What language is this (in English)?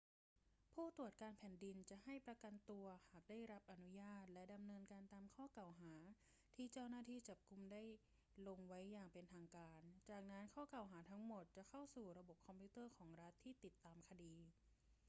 Thai